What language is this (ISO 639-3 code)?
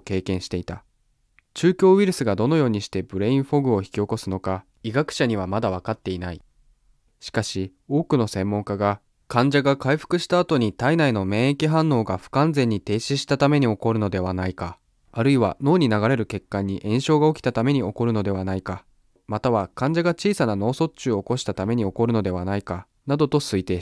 jpn